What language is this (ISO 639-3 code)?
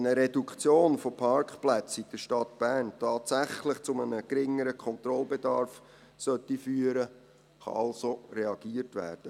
gsw